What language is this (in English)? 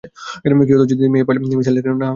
Bangla